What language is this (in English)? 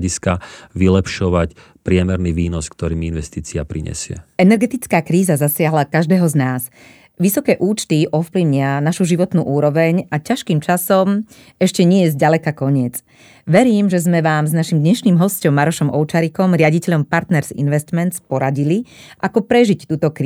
Slovak